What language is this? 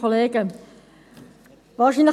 Swiss German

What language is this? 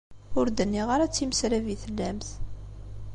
Kabyle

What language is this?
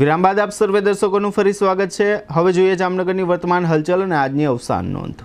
Hindi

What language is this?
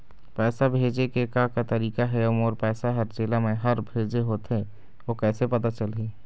Chhattisgarhi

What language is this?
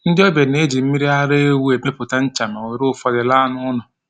Igbo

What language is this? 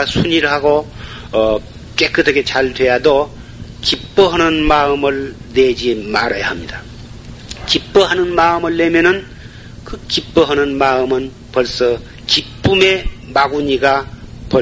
Korean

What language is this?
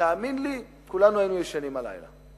Hebrew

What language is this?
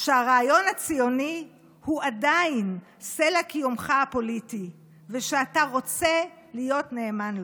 Hebrew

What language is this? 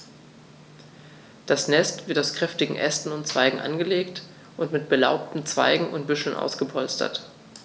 German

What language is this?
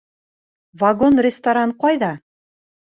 Bashkir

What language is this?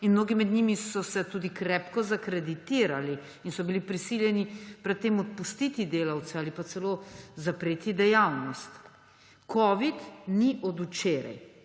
Slovenian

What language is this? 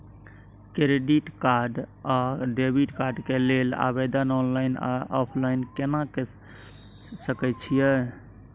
Maithili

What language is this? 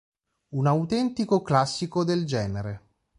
Italian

